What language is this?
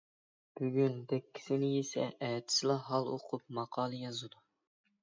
Uyghur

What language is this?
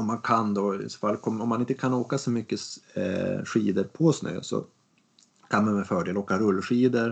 Swedish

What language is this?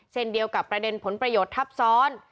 Thai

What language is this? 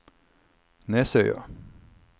Norwegian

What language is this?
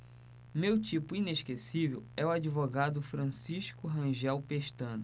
Portuguese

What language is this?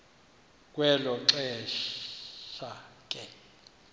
Xhosa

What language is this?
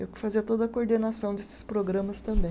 Portuguese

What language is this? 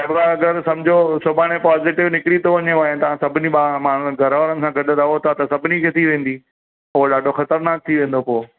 Sindhi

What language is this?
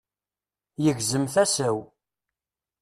Kabyle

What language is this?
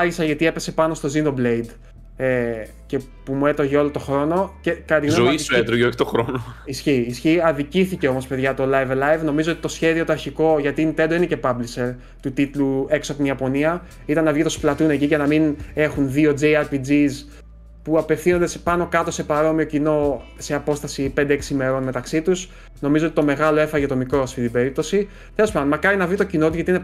Greek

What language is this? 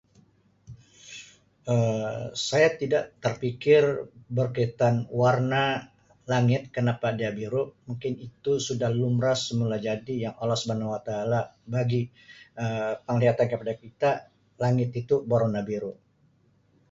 Sabah Malay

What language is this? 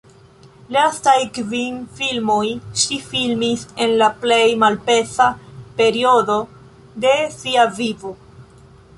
Esperanto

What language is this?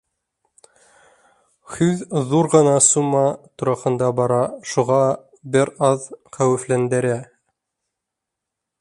Bashkir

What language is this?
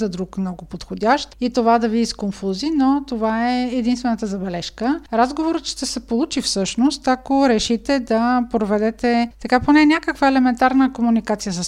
Bulgarian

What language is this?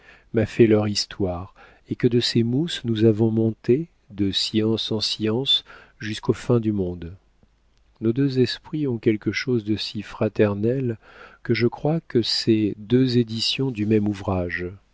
French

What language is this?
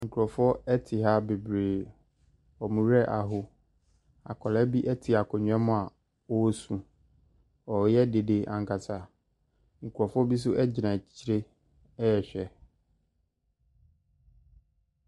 Akan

